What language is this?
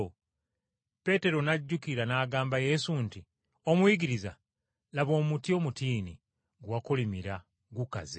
Ganda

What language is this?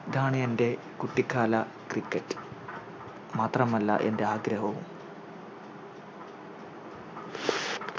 Malayalam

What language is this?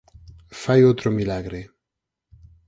Galician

